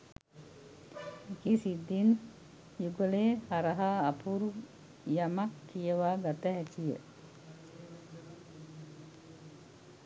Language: Sinhala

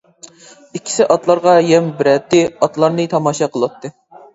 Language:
Uyghur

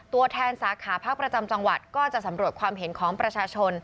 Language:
Thai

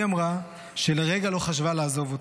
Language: Hebrew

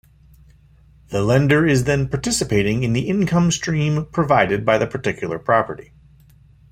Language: English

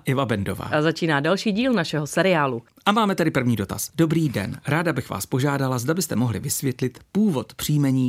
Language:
Czech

